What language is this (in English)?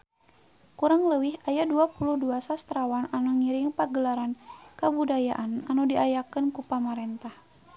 Sundanese